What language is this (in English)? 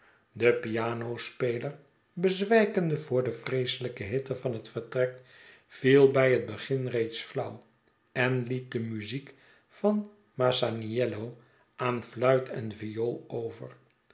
Dutch